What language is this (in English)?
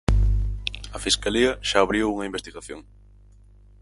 Galician